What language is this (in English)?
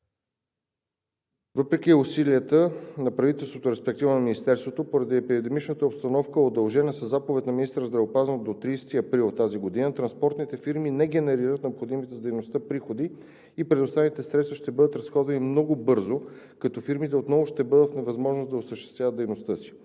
Bulgarian